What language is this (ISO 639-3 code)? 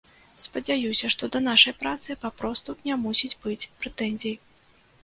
bel